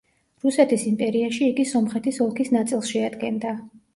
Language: Georgian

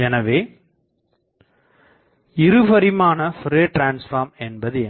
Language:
Tamil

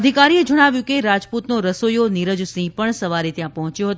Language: Gujarati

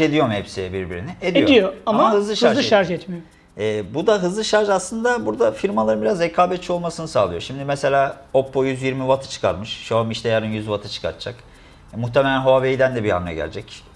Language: Turkish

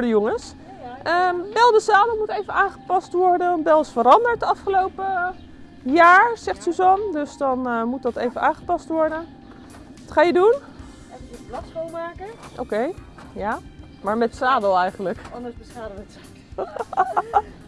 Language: Dutch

